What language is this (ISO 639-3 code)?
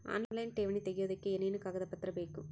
kan